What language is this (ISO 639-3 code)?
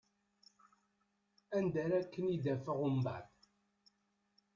kab